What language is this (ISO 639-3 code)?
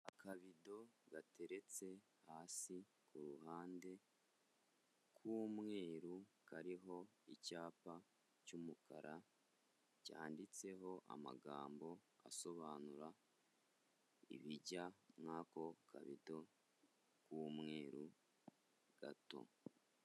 kin